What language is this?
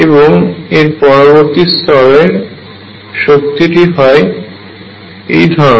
Bangla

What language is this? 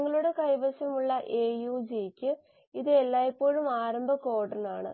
Malayalam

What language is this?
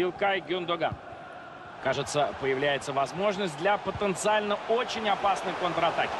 Russian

